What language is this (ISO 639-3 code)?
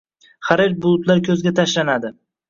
uzb